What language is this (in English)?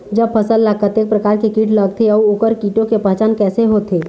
Chhattisgarhi